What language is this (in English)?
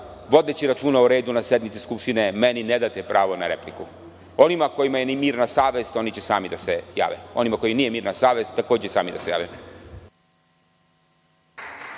Serbian